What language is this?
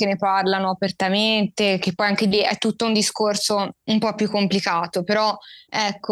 Italian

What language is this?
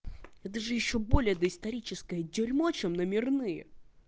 Russian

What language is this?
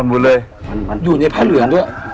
Thai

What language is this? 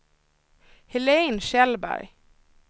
Swedish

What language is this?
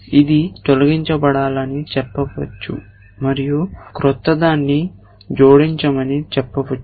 Telugu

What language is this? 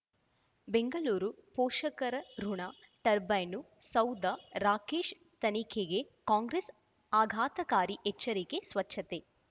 Kannada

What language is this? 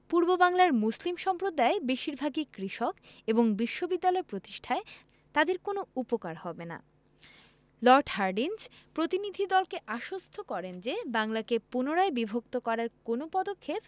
Bangla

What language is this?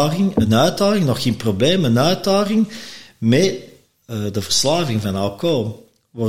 Dutch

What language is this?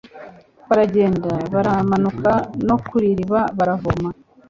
Kinyarwanda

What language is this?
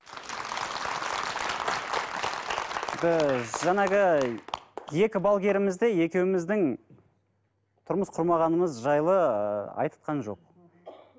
Kazakh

